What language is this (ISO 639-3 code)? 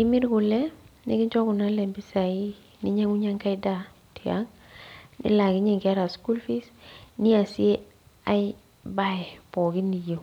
mas